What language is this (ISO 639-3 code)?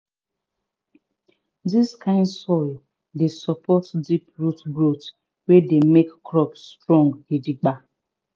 pcm